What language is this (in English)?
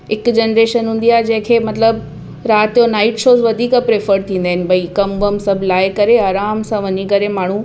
Sindhi